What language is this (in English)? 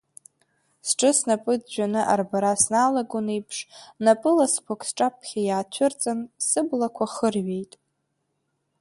Abkhazian